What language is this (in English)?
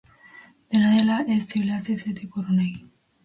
Basque